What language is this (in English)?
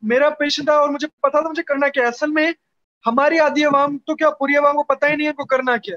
Urdu